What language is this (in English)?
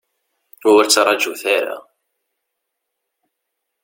Kabyle